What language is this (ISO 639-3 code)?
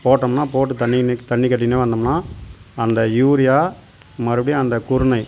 tam